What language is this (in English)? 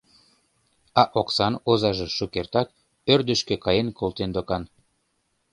Mari